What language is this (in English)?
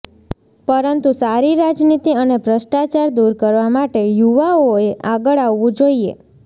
Gujarati